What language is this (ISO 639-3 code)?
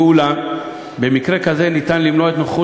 heb